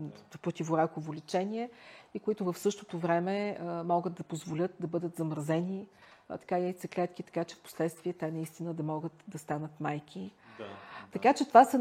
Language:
Bulgarian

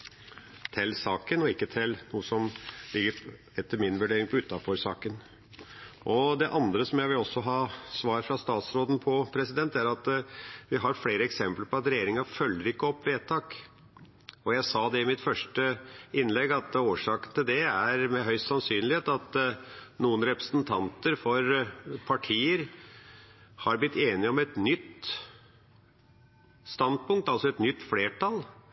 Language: Norwegian Bokmål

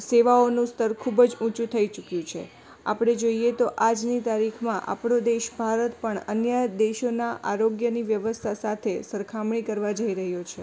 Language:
Gujarati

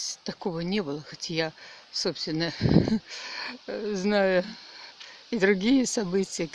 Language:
Russian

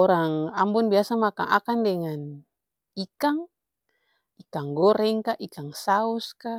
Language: Ambonese Malay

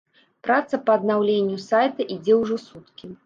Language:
Belarusian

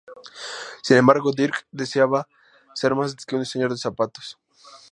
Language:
Spanish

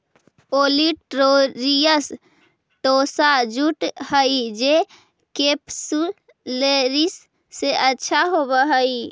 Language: Magahi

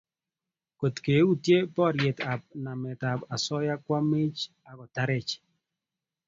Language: Kalenjin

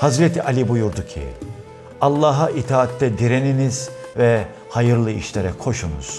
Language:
Turkish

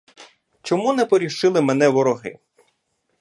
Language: Ukrainian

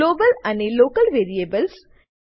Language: Gujarati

